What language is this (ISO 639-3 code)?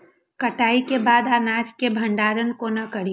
mai